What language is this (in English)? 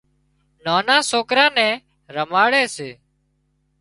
Wadiyara Koli